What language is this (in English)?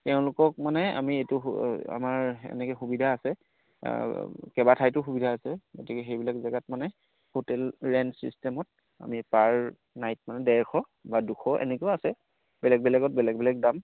Assamese